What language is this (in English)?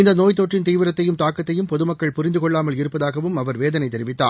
Tamil